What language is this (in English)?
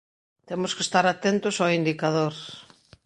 Galician